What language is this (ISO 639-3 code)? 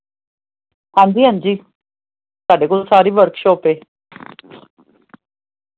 pan